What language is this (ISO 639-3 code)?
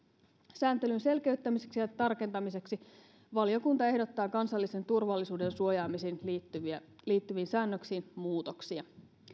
fin